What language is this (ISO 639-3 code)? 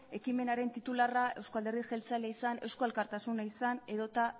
eus